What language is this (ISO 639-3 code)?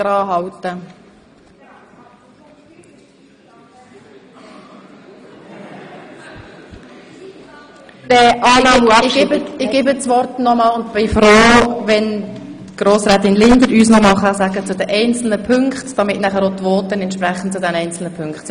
gsw